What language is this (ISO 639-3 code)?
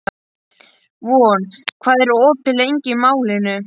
isl